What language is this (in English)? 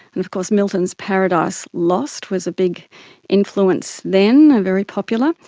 English